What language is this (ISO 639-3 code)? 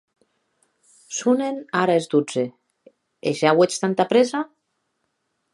oci